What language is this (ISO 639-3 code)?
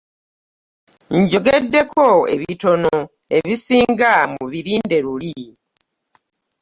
lug